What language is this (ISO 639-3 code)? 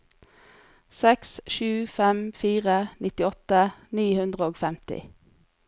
nor